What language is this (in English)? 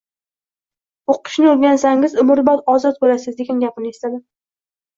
Uzbek